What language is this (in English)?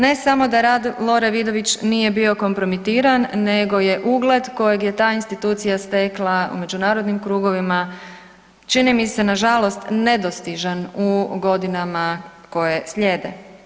Croatian